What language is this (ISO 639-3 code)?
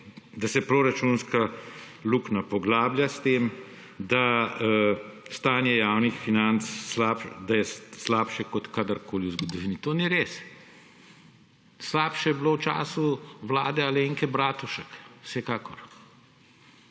slv